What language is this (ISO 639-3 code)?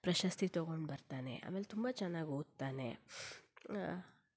kan